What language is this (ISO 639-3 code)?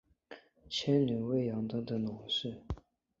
zho